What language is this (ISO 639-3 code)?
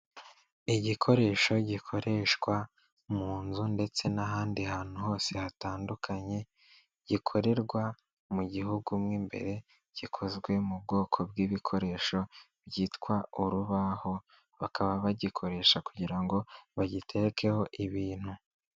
kin